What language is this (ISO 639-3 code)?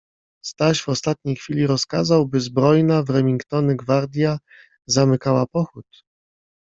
pol